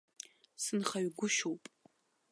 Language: Abkhazian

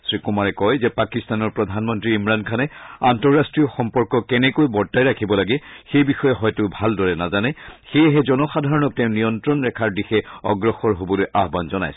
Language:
Assamese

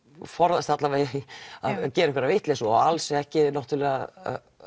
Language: Icelandic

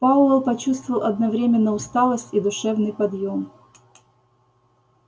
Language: Russian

